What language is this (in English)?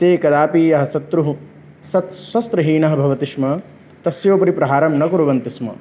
Sanskrit